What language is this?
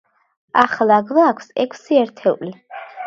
Georgian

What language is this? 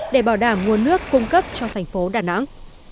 Vietnamese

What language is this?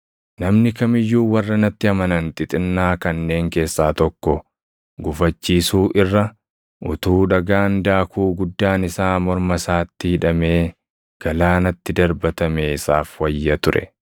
Oromo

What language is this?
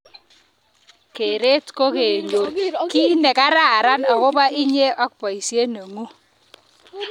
Kalenjin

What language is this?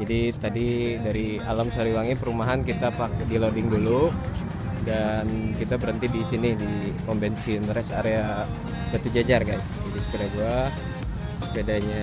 Indonesian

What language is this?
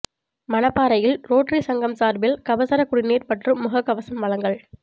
Tamil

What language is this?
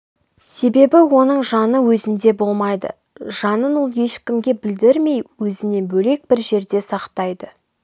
Kazakh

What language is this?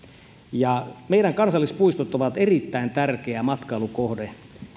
Finnish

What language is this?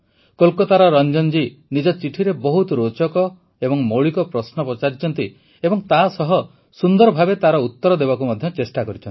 Odia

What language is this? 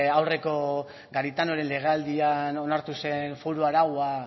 Basque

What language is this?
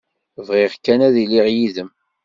Kabyle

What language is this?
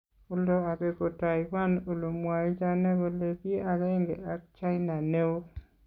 Kalenjin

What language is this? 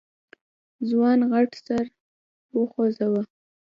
Pashto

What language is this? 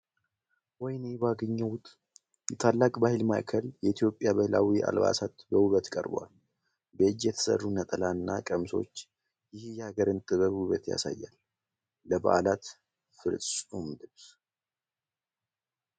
Amharic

